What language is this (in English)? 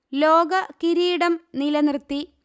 Malayalam